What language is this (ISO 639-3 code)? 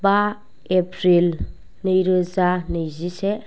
brx